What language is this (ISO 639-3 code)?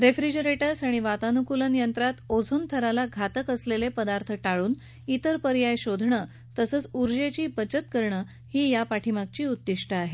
mar